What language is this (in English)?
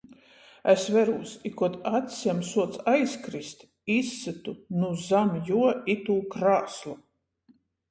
Latgalian